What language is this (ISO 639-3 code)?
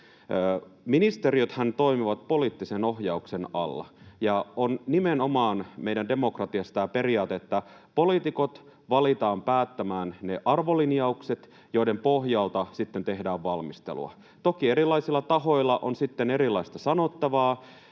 fin